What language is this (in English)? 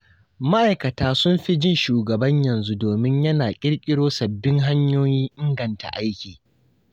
Hausa